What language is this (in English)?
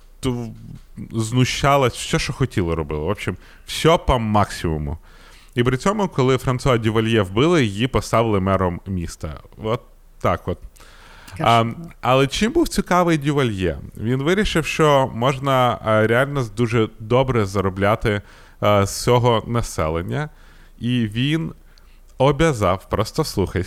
Ukrainian